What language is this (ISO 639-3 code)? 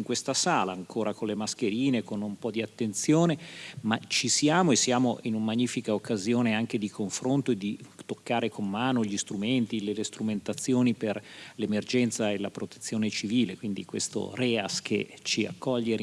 ita